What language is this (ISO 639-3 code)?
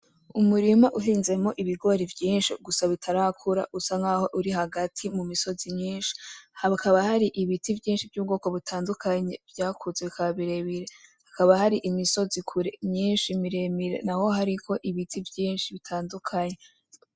run